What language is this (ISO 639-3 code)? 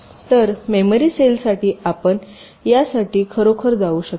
mar